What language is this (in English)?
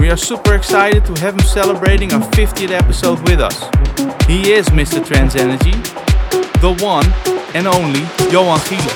English